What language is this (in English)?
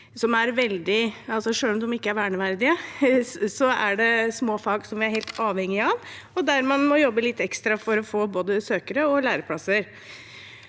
Norwegian